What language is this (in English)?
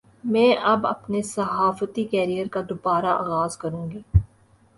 Urdu